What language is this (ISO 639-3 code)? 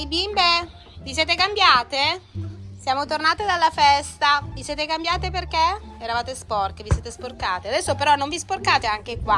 ita